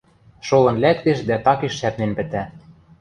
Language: Western Mari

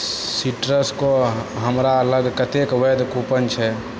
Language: Maithili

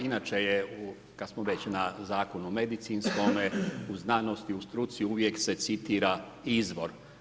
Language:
Croatian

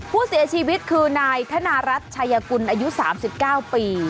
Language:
Thai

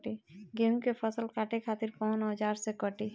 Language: Bhojpuri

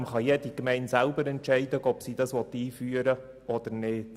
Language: Swiss German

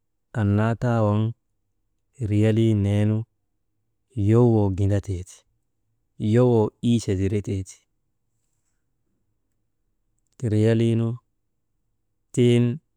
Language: Maba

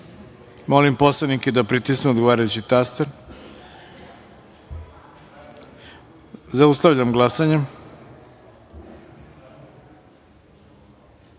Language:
Serbian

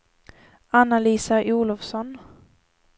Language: Swedish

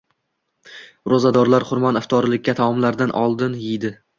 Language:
Uzbek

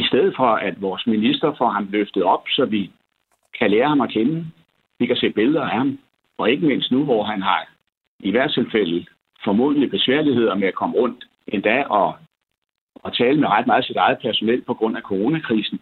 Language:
Danish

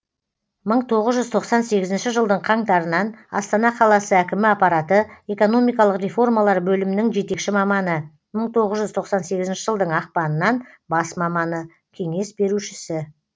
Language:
Kazakh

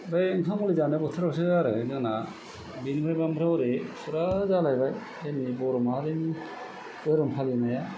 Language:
Bodo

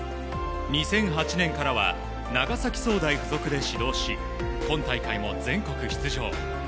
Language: Japanese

